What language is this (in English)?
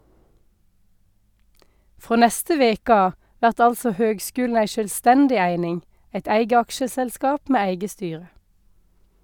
Norwegian